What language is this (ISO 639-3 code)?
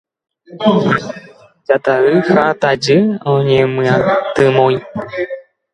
grn